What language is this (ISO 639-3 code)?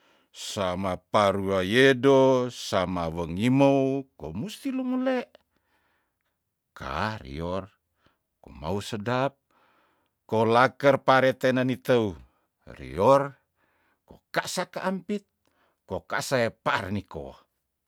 tdn